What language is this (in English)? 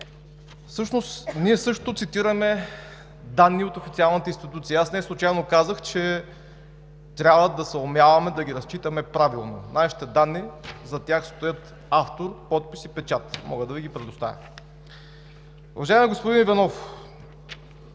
Bulgarian